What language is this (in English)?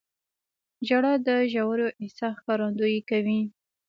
Pashto